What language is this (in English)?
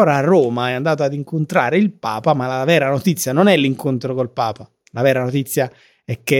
Italian